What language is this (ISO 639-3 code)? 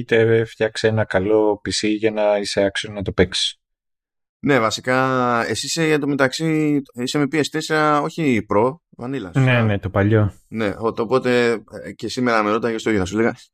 ell